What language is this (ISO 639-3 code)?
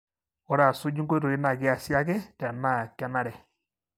mas